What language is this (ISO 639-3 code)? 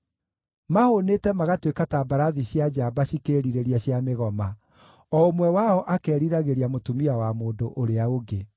kik